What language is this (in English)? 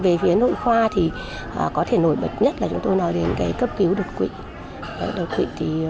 Vietnamese